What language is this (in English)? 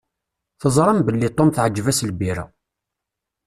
Kabyle